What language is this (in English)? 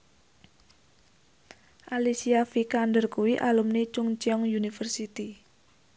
Javanese